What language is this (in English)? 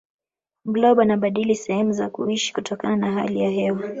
Swahili